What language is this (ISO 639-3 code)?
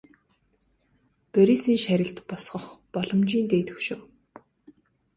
mon